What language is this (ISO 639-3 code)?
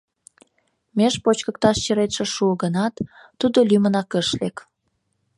chm